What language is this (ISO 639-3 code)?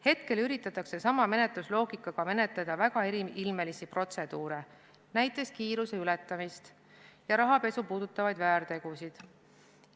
est